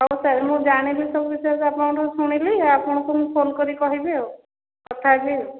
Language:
Odia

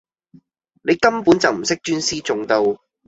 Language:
Cantonese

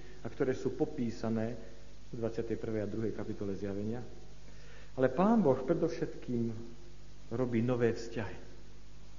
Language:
Slovak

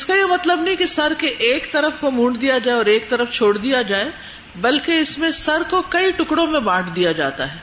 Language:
Urdu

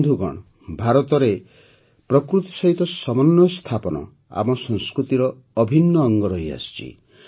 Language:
Odia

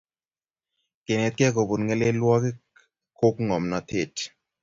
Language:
Kalenjin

